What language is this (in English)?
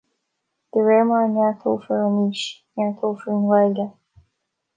Irish